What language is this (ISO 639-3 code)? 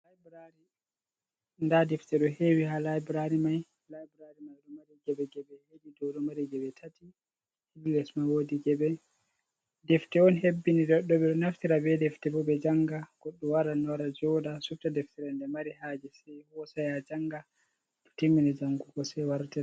ful